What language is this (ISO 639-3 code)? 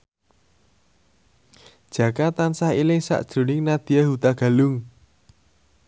jav